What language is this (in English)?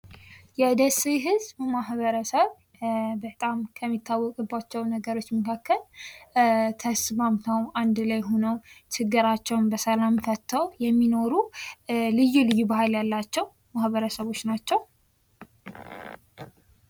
Amharic